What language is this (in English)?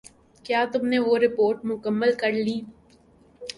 Urdu